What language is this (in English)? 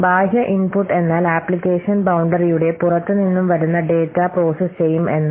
Malayalam